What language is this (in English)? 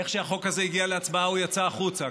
Hebrew